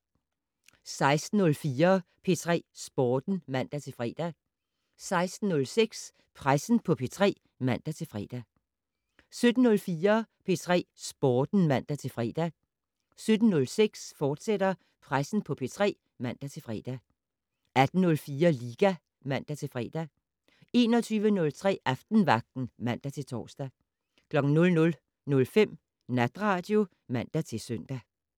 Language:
Danish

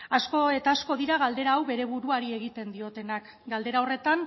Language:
Basque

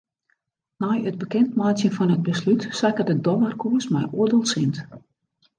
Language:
Western Frisian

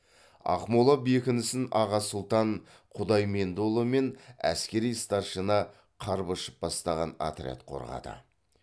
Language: Kazakh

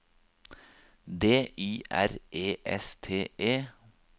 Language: Norwegian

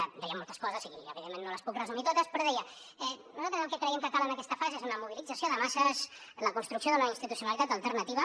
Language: Catalan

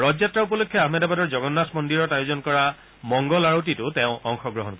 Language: Assamese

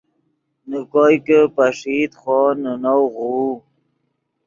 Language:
Yidgha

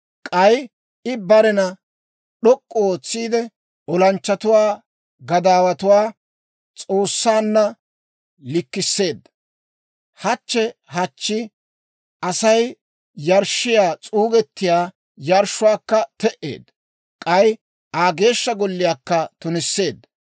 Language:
Dawro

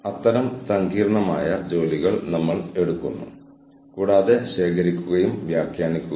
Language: Malayalam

